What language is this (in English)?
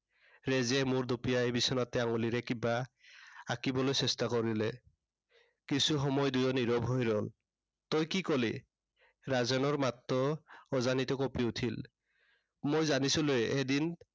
Assamese